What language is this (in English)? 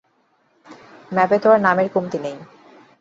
Bangla